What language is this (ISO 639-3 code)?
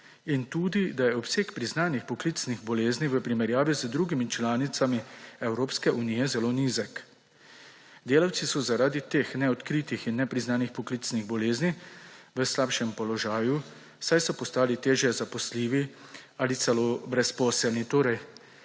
slv